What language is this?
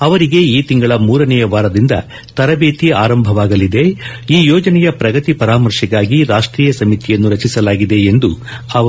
Kannada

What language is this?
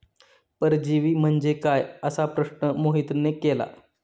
Marathi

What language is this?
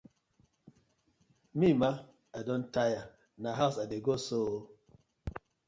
Nigerian Pidgin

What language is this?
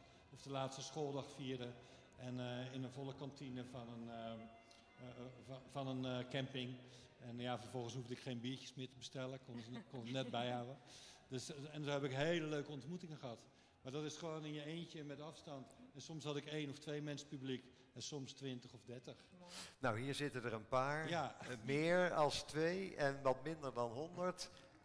Dutch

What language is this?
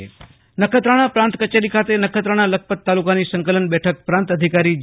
Gujarati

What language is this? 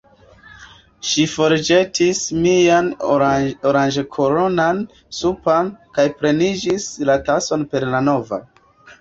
Esperanto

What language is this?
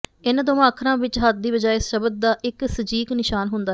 Punjabi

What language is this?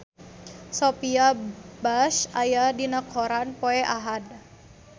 Sundanese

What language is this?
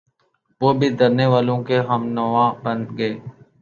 Urdu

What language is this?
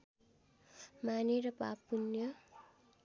Nepali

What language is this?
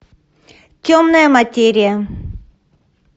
Russian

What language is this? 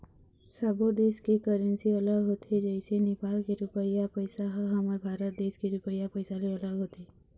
Chhattisgarhi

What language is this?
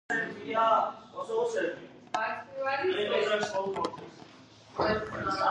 Georgian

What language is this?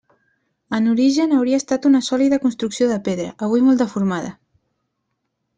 Catalan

